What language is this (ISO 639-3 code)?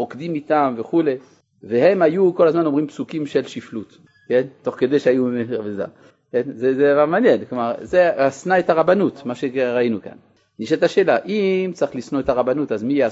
heb